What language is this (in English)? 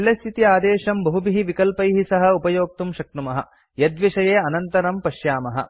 Sanskrit